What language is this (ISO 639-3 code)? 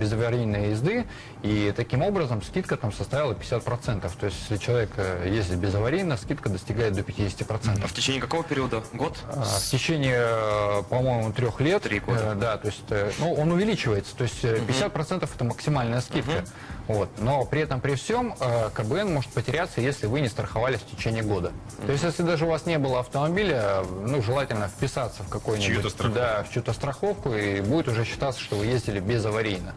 rus